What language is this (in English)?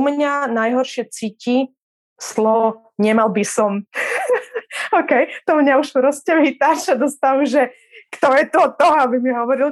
Czech